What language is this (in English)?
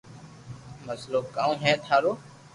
Loarki